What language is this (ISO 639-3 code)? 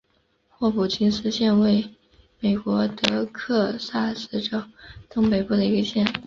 zho